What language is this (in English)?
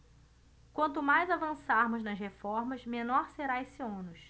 Portuguese